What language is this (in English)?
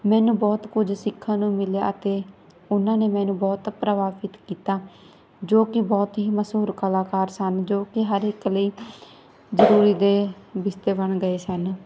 Punjabi